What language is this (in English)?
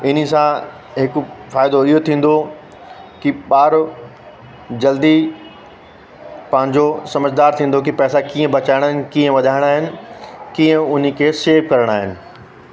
Sindhi